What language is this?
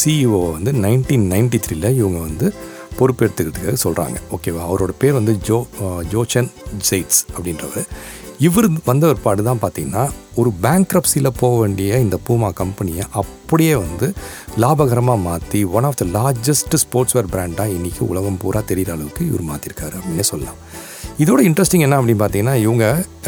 Tamil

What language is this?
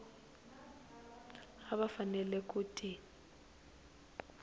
Tsonga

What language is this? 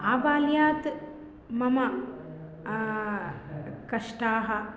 Sanskrit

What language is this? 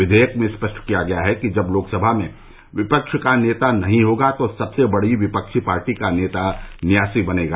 Hindi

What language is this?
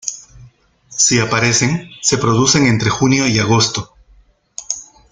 Spanish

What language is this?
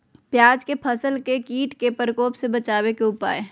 Magahi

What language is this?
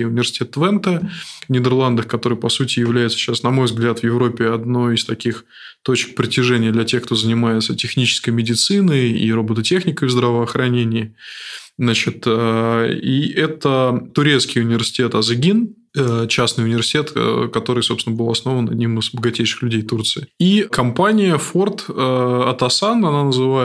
Russian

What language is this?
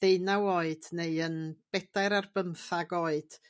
Welsh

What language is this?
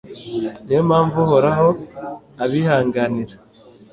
Kinyarwanda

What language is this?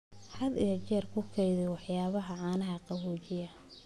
Somali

